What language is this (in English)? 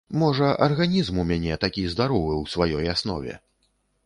Belarusian